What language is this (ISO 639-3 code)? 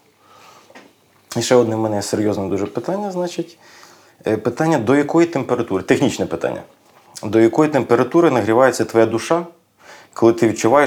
ukr